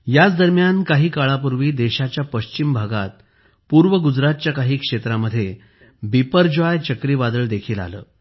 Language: Marathi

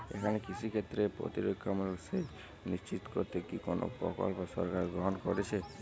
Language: Bangla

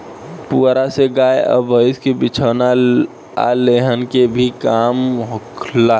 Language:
Bhojpuri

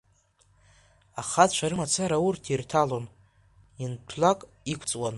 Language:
Abkhazian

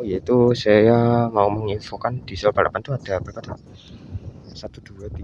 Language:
Indonesian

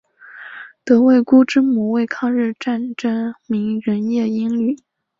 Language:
Chinese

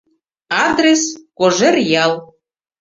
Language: Mari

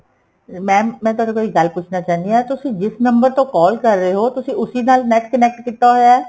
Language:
Punjabi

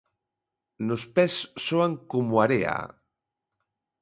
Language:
Galician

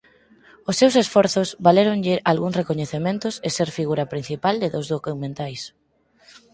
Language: Galician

